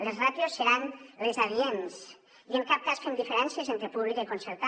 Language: Catalan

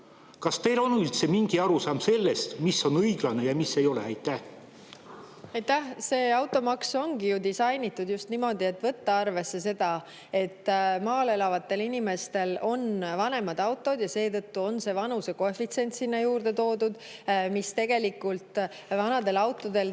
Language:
Estonian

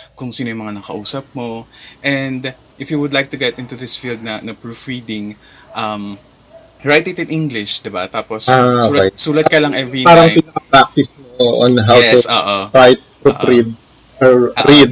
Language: Filipino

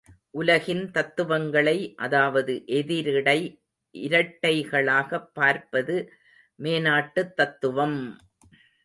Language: Tamil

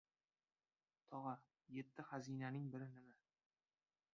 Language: Uzbek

